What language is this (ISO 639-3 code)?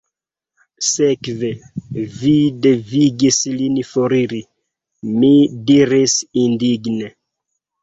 epo